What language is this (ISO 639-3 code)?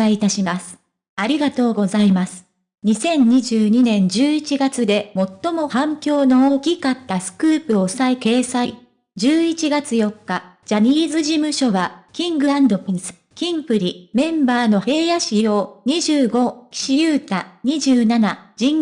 jpn